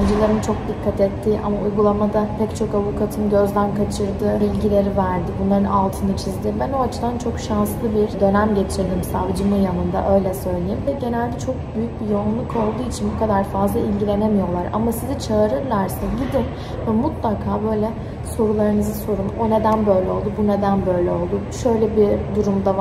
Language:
Turkish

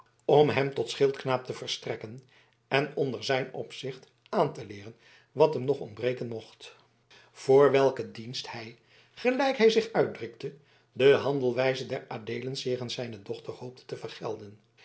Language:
Dutch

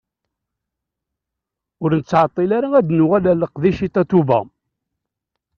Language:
Kabyle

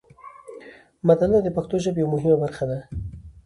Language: Pashto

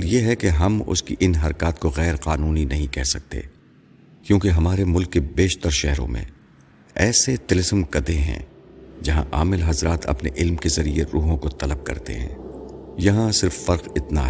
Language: Urdu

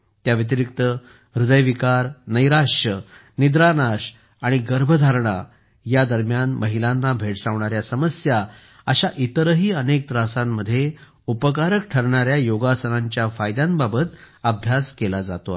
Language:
Marathi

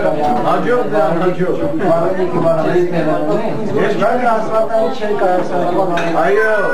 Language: Turkish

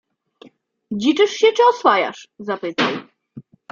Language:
Polish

